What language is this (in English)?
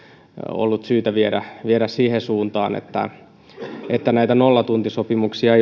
Finnish